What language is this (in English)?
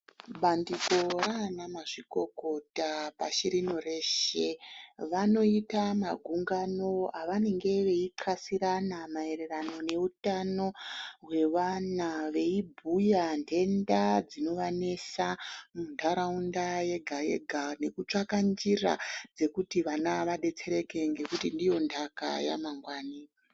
Ndau